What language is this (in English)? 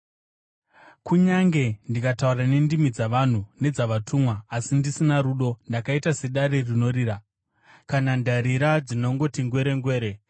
Shona